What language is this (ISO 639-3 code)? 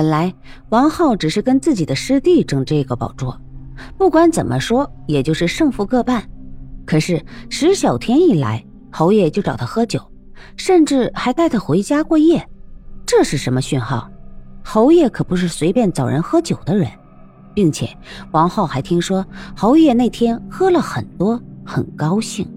zho